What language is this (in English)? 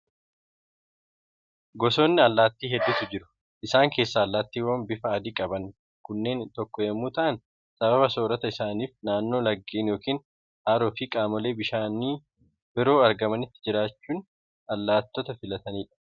Oromo